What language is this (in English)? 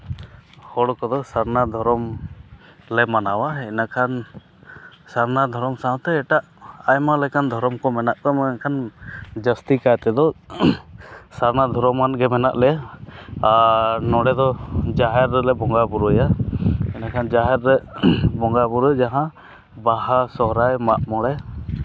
Santali